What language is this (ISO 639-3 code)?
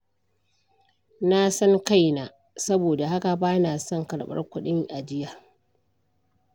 hau